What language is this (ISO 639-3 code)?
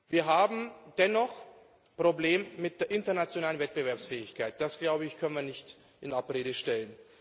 deu